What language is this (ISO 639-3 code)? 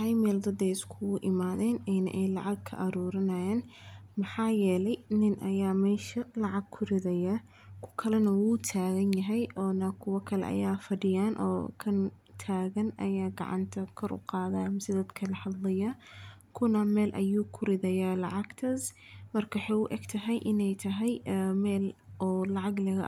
som